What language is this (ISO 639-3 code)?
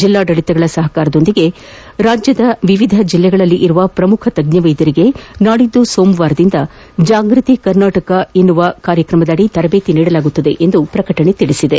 kan